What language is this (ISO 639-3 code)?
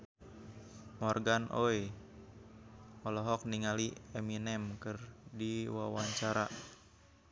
sun